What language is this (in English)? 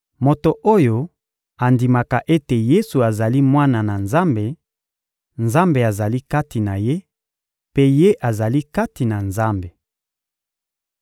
Lingala